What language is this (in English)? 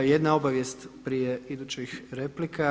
Croatian